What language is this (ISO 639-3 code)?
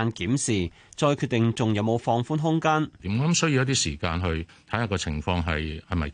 zho